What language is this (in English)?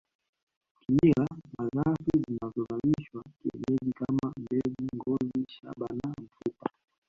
Swahili